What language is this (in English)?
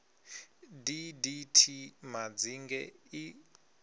Venda